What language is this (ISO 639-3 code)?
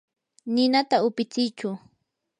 qur